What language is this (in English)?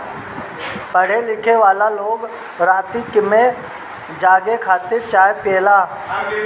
Bhojpuri